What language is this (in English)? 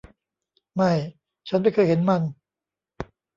Thai